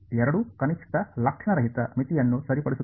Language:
Kannada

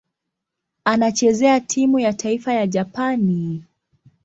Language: Swahili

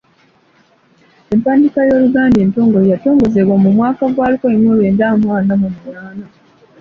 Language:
Ganda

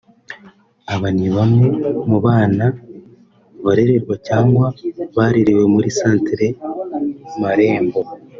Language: Kinyarwanda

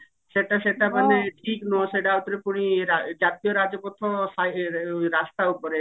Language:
Odia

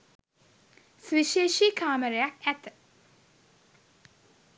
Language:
Sinhala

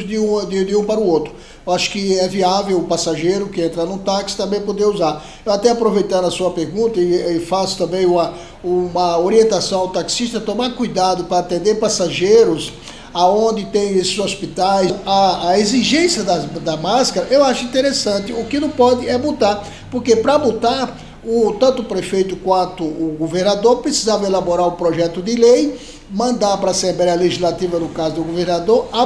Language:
Portuguese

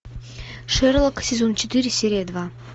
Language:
Russian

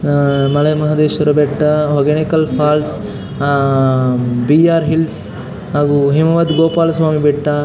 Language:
Kannada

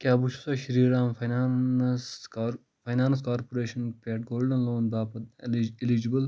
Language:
Kashmiri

